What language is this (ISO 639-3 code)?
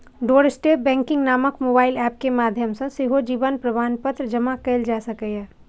mai